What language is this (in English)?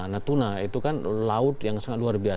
Indonesian